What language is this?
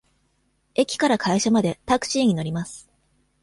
Japanese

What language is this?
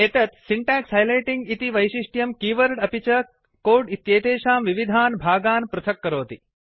Sanskrit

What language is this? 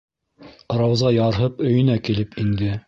Bashkir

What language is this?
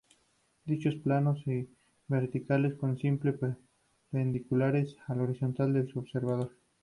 Spanish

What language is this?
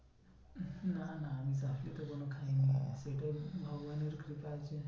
Bangla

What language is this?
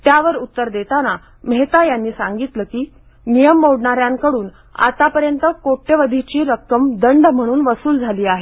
Marathi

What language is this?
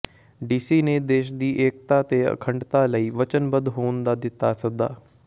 Punjabi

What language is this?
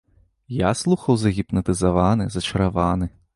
Belarusian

